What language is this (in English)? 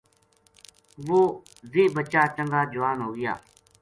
Gujari